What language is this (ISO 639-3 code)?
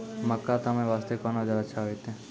mai